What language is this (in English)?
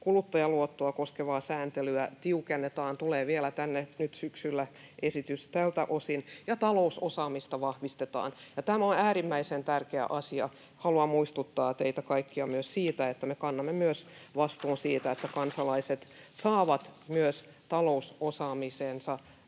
Finnish